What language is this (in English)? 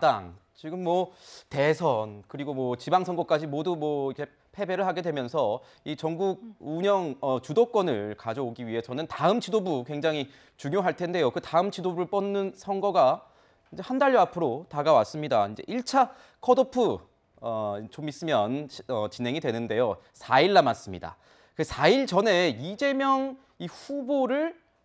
Korean